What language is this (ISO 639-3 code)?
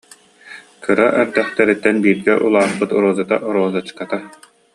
sah